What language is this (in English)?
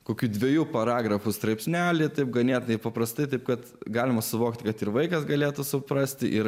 Lithuanian